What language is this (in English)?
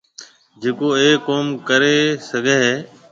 Marwari (Pakistan)